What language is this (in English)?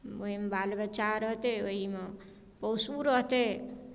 Maithili